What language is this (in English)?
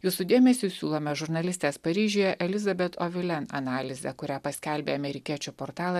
Lithuanian